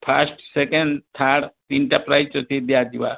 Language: Odia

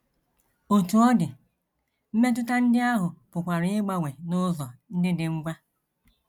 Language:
Igbo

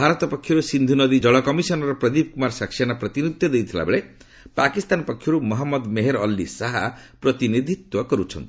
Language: Odia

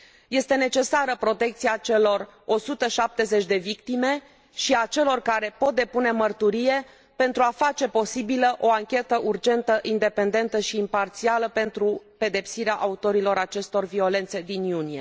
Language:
Romanian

